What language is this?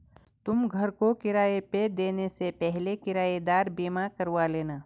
Hindi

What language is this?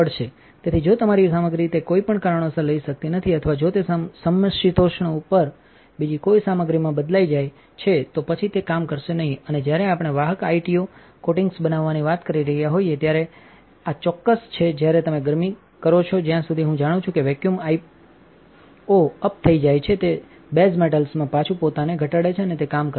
Gujarati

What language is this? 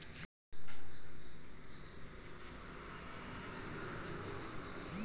Marathi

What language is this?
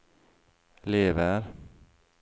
Norwegian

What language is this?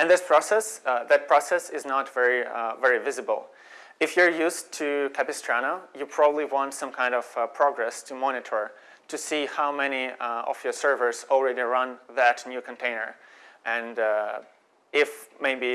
English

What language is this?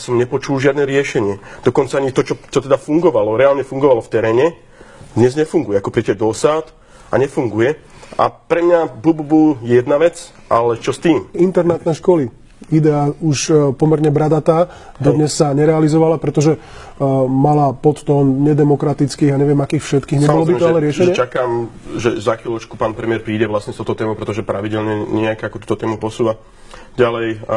Slovak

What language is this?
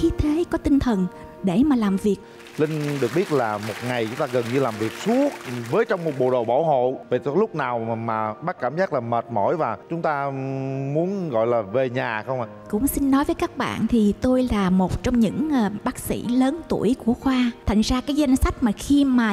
Vietnamese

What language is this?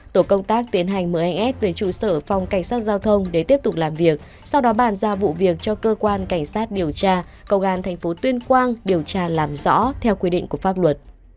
Vietnamese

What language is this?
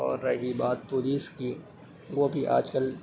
Urdu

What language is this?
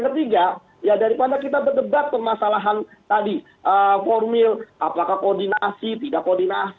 Indonesian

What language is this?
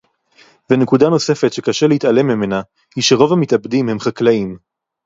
Hebrew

